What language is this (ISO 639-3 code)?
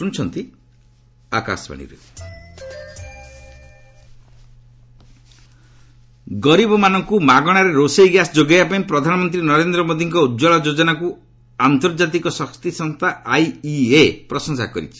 ori